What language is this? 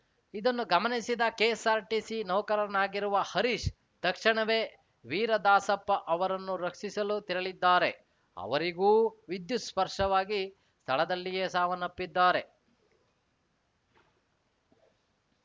Kannada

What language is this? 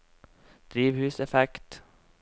Norwegian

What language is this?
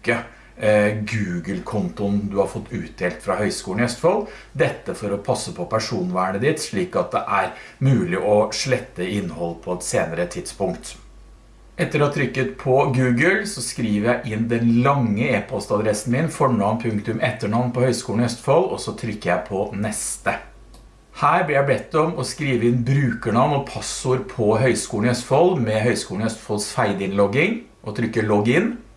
Norwegian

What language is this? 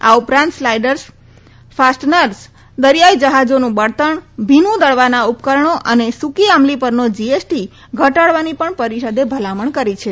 Gujarati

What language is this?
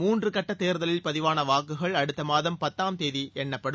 Tamil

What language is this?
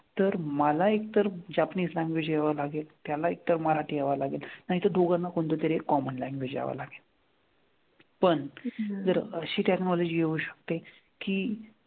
Marathi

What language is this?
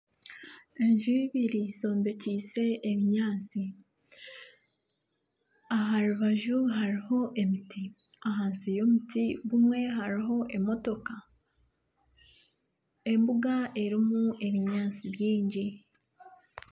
Nyankole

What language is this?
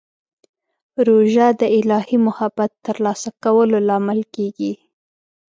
Pashto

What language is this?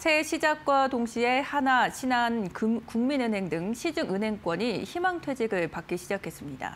Korean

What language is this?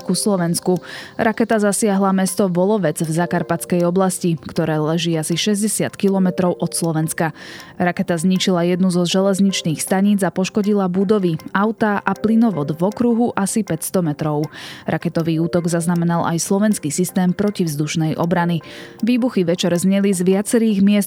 Slovak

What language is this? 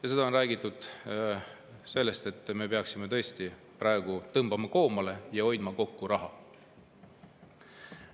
Estonian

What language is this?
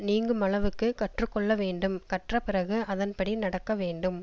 Tamil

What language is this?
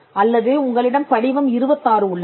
Tamil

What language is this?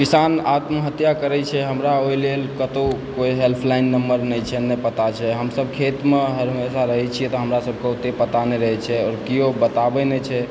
Maithili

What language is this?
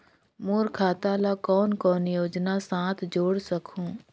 Chhattisgarhi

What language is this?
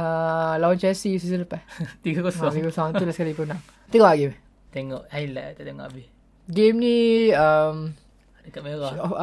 Malay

